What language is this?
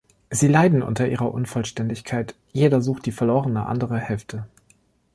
German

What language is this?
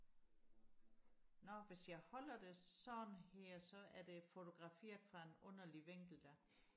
Danish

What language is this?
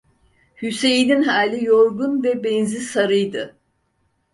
Turkish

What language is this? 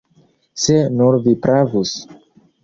Esperanto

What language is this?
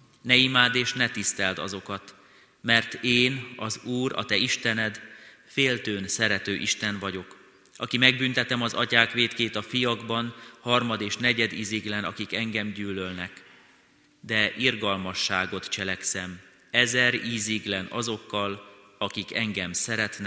Hungarian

